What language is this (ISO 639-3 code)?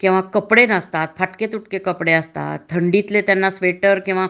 mar